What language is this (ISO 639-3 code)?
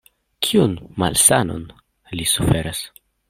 epo